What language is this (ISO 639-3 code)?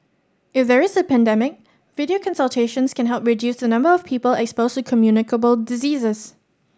eng